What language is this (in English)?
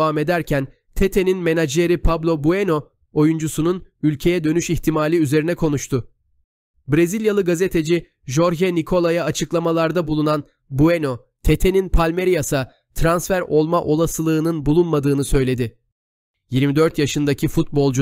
Turkish